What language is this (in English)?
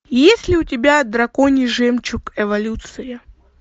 Russian